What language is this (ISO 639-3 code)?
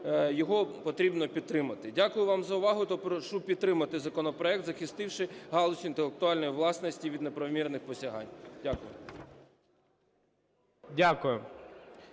ukr